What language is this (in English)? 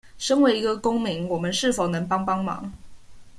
Chinese